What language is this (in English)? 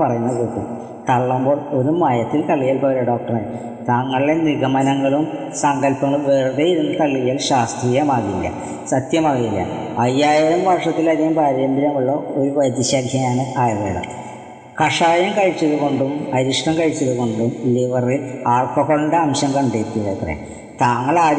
Malayalam